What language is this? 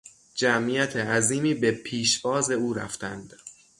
Persian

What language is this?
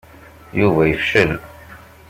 Kabyle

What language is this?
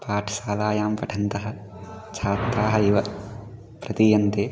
Sanskrit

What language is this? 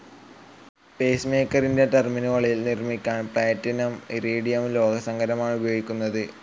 Malayalam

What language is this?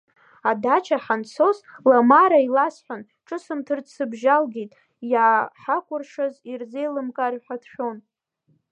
Abkhazian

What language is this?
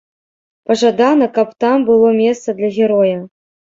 Belarusian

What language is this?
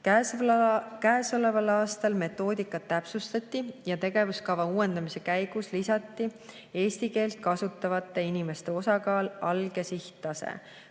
Estonian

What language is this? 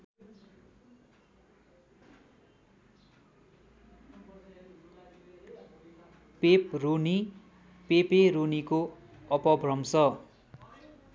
Nepali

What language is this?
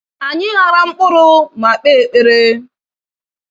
Igbo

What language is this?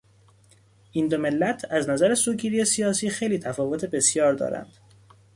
Persian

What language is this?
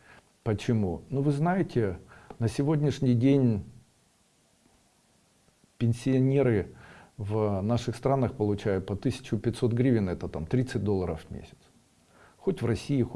Russian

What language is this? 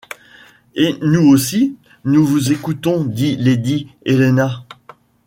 French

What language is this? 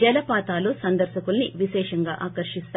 Telugu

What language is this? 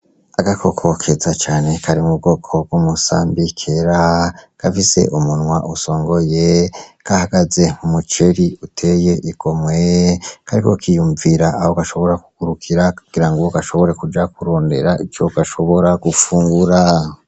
Rundi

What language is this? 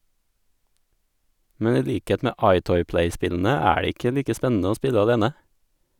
Norwegian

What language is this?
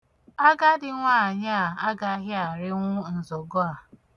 Igbo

